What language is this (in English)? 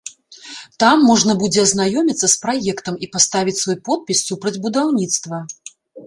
Belarusian